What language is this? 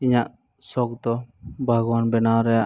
Santali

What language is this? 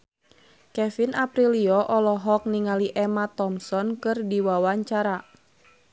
Sundanese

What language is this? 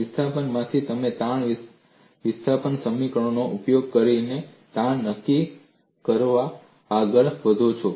Gujarati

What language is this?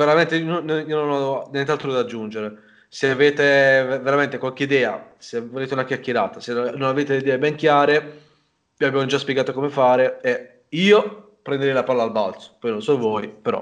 Italian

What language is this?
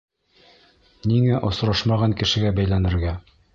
Bashkir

